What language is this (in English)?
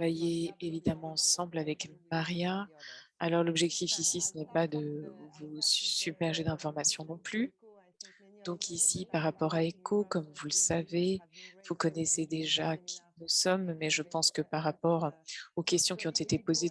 French